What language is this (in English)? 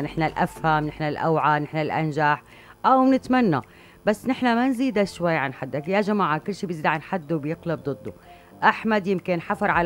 Arabic